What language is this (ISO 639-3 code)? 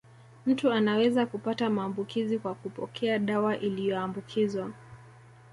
swa